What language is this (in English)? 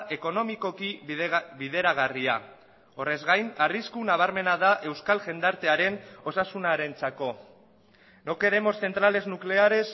Basque